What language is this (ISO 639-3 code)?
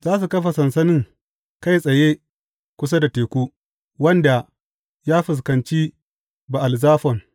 hau